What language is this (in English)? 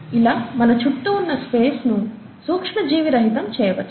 Telugu